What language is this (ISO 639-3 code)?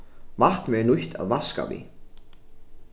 fao